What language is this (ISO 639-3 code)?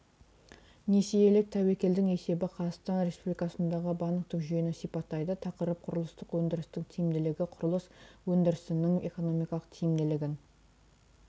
kaz